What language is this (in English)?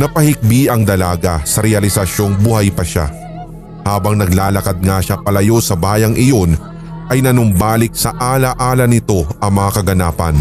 Filipino